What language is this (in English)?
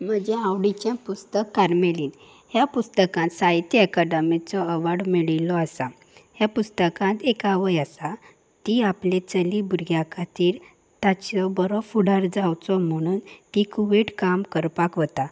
Konkani